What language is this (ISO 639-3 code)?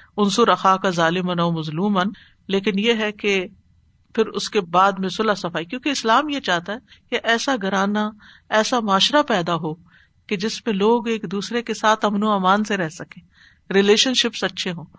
urd